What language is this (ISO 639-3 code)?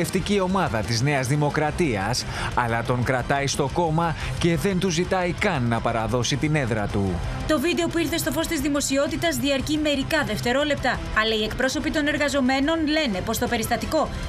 ell